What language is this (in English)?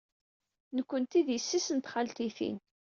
Kabyle